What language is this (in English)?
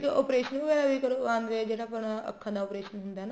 Punjabi